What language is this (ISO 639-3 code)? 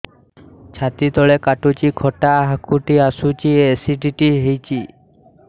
ori